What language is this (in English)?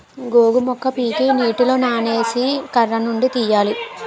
Telugu